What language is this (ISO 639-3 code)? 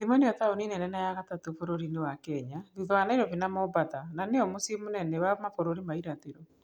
kik